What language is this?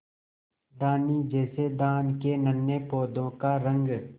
Hindi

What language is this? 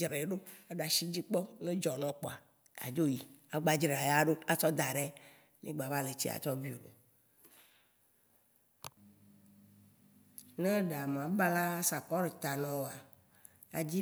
Waci Gbe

